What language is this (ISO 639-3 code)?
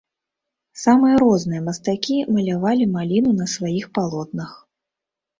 bel